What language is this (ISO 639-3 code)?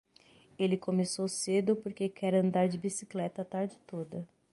por